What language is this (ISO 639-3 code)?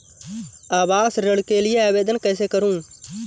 hin